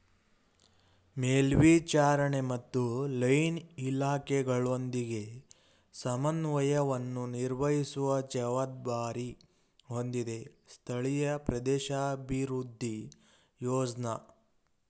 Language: Kannada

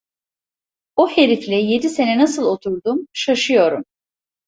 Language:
Turkish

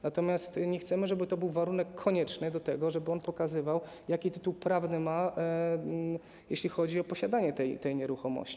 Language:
Polish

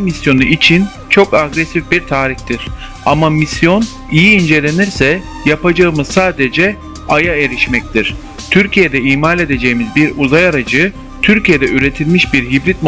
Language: Turkish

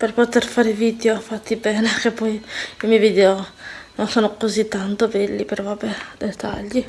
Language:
Italian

